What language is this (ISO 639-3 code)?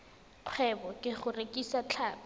tsn